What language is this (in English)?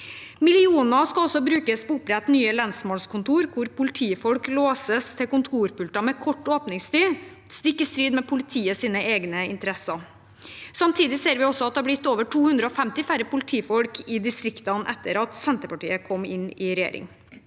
Norwegian